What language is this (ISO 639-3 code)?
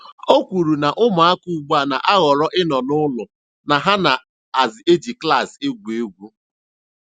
ibo